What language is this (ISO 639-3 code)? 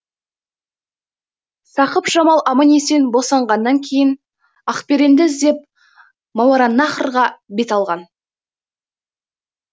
kaz